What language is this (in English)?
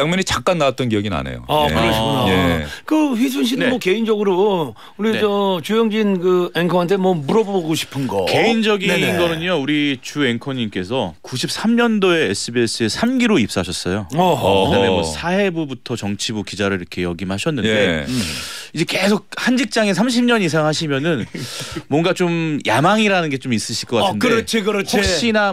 Korean